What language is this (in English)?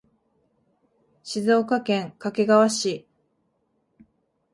Japanese